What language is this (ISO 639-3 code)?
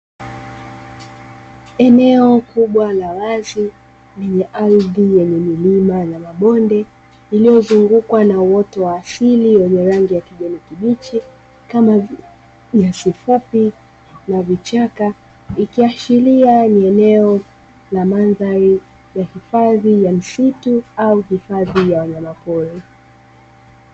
swa